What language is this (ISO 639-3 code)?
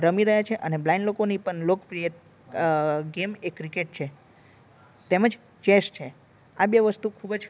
guj